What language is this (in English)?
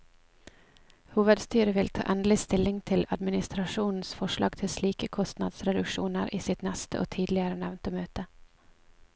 Norwegian